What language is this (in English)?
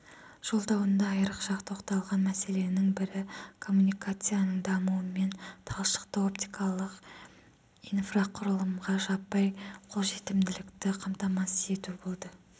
Kazakh